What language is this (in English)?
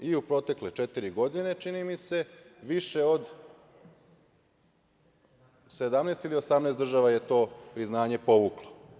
Serbian